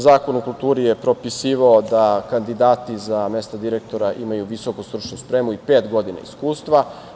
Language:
Serbian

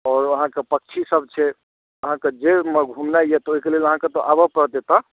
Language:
Maithili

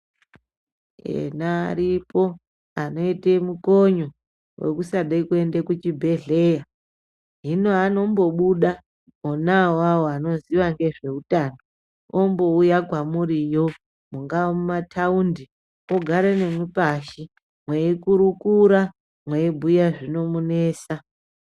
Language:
Ndau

